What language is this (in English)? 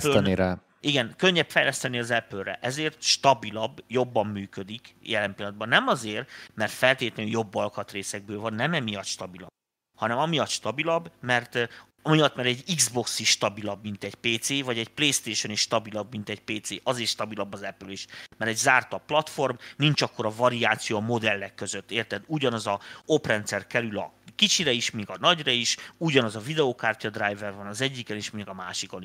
Hungarian